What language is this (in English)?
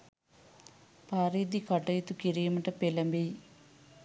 Sinhala